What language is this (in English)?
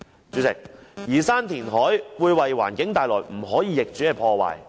Cantonese